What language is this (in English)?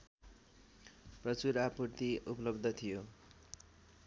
Nepali